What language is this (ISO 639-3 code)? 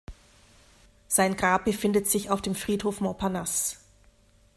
deu